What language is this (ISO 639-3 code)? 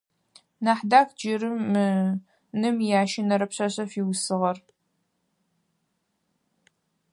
ady